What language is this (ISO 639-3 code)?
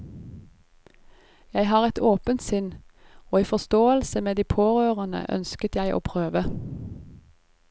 nor